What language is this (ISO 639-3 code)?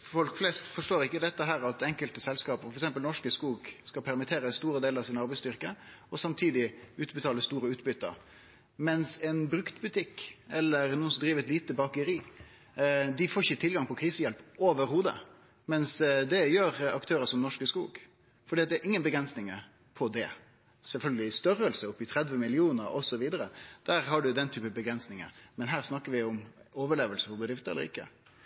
nno